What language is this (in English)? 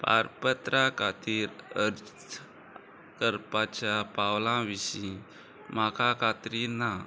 Konkani